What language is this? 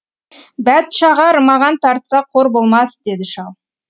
Kazakh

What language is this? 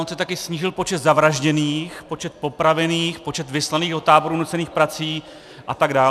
Czech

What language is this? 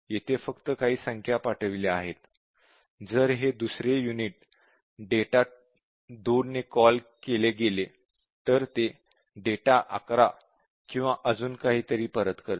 Marathi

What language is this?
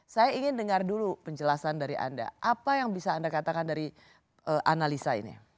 Indonesian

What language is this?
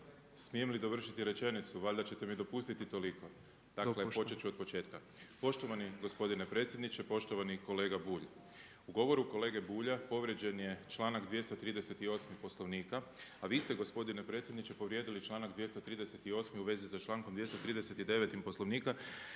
Croatian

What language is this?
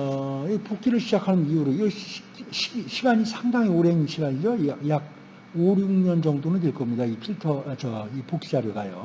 Korean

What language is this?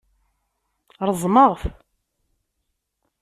Kabyle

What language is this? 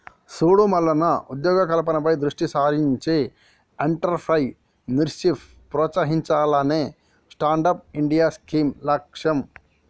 Telugu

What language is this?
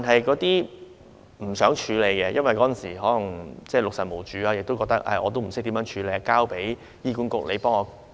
Cantonese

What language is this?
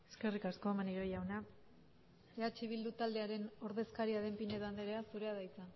Basque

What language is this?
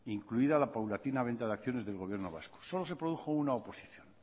Spanish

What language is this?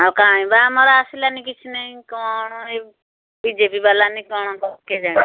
Odia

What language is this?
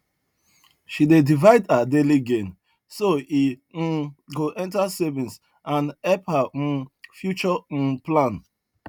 Nigerian Pidgin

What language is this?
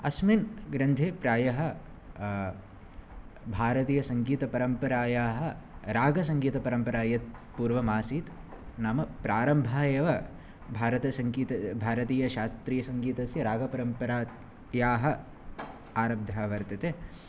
Sanskrit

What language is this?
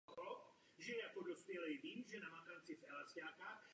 Czech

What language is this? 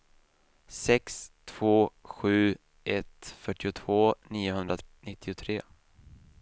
Swedish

